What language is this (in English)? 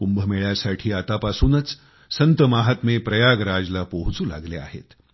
Marathi